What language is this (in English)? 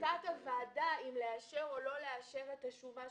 Hebrew